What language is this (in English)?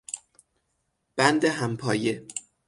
Persian